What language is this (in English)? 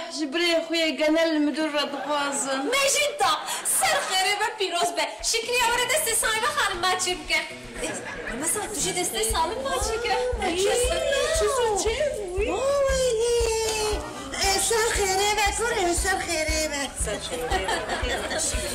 Arabic